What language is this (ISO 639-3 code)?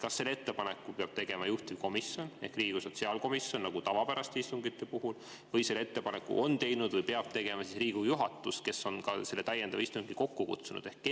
est